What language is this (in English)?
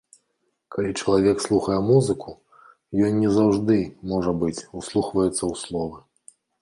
Belarusian